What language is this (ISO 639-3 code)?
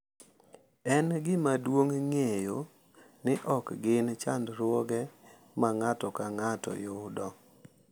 luo